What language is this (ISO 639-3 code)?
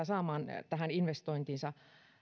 fin